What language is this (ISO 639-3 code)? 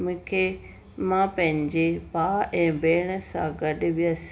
snd